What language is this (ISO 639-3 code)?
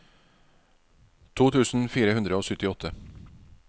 nor